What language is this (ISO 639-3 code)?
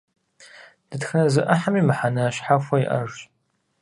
kbd